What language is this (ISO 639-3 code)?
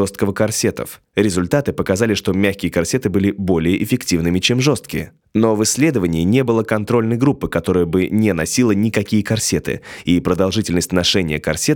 rus